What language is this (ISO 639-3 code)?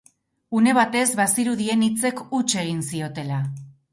eus